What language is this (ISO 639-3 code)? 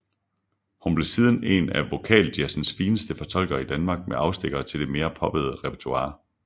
dan